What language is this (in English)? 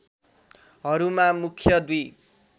Nepali